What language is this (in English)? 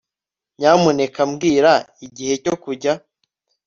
Kinyarwanda